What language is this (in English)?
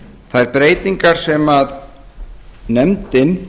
Icelandic